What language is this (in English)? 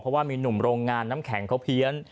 Thai